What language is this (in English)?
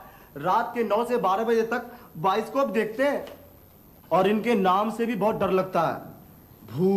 Hindi